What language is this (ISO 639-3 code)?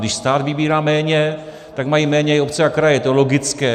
ces